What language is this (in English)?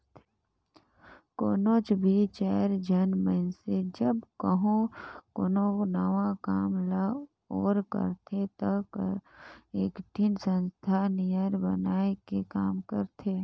Chhattisgarhi